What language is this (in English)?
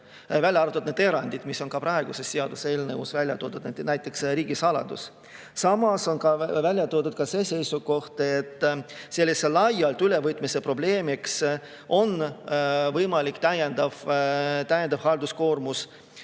Estonian